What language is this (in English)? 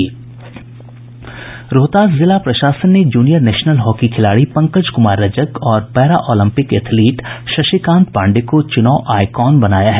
Hindi